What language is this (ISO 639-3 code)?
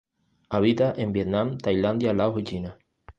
spa